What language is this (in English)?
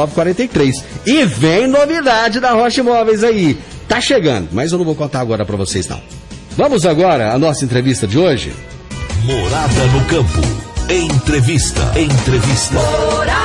Portuguese